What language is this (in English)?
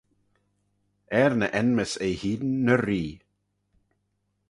Manx